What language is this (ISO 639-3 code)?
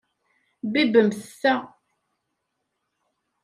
kab